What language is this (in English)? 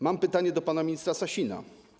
Polish